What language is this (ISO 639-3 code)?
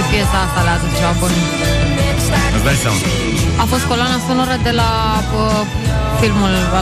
ron